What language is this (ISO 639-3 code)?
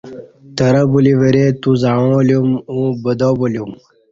bsh